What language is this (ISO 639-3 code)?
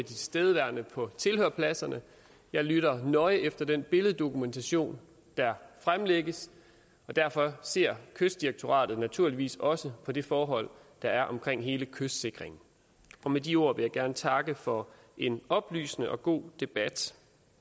dan